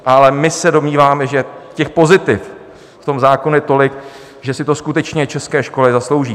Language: Czech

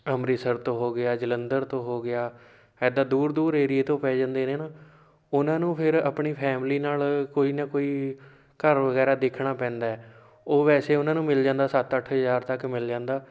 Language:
Punjabi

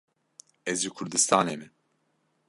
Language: Kurdish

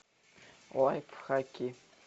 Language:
Russian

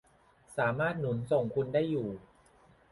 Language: Thai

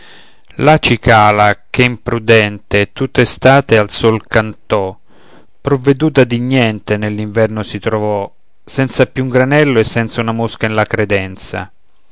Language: Italian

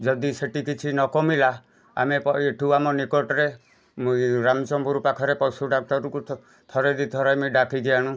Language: Odia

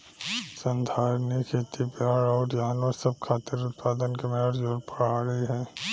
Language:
Bhojpuri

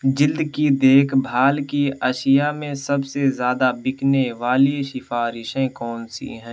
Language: Urdu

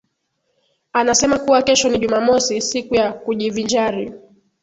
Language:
Swahili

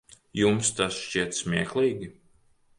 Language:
Latvian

